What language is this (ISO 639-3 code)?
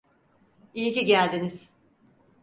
tur